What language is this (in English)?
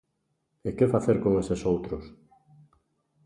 Galician